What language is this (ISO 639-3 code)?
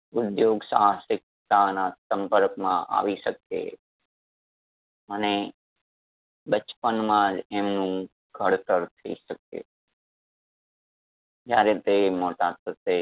guj